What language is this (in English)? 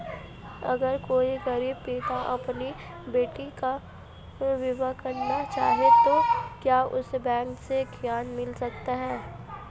Hindi